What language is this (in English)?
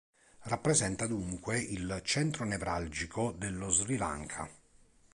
Italian